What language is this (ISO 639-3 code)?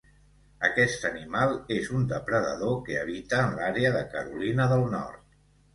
cat